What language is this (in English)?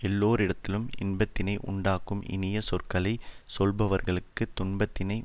Tamil